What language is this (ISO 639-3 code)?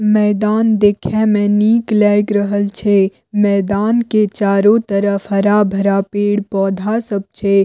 mai